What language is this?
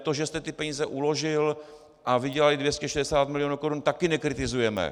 Czech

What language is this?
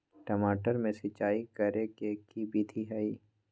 Magahi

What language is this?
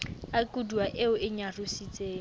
Southern Sotho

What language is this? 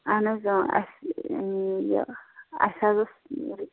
Kashmiri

